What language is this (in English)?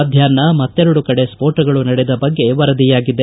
Kannada